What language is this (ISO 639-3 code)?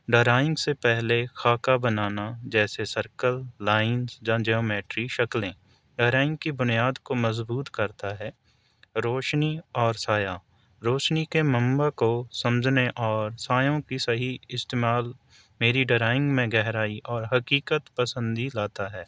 urd